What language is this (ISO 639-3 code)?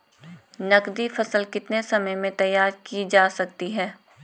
hin